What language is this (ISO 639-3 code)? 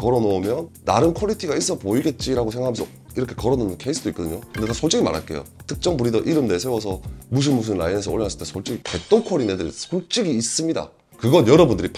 kor